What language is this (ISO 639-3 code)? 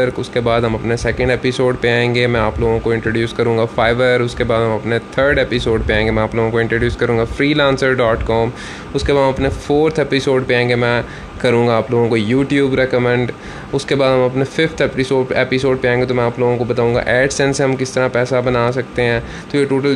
urd